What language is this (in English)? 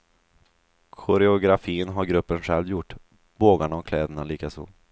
Swedish